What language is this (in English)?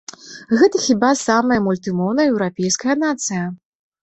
Belarusian